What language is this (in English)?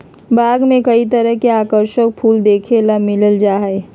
Magahi